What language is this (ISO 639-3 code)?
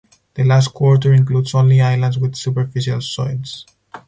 eng